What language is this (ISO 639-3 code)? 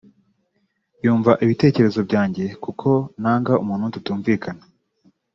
kin